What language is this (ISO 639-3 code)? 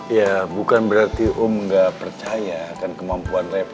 ind